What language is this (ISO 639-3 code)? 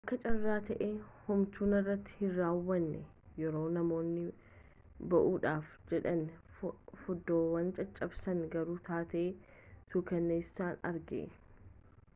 orm